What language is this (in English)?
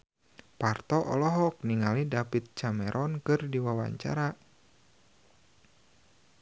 Sundanese